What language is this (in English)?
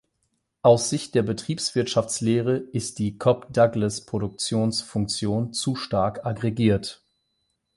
German